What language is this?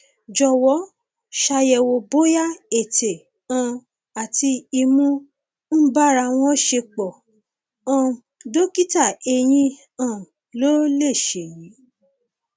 Yoruba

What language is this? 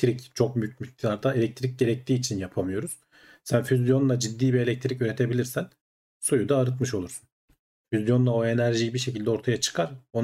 Turkish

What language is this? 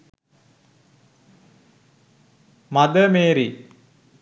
Sinhala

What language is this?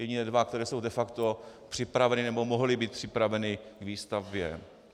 Czech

